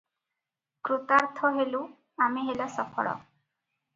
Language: Odia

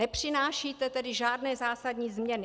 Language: Czech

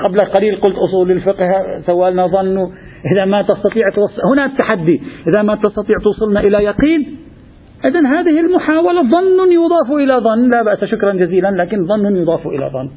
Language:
Arabic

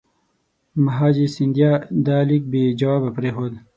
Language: Pashto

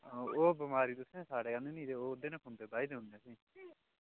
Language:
Dogri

